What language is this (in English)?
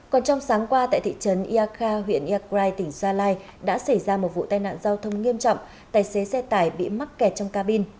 Vietnamese